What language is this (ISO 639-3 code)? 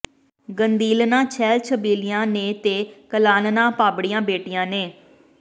pan